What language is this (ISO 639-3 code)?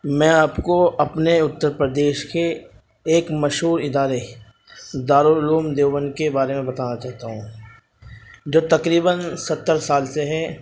urd